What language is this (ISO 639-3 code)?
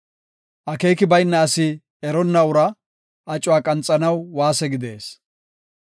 gof